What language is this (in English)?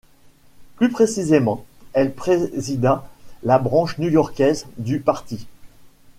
French